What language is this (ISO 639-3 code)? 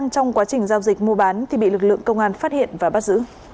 vie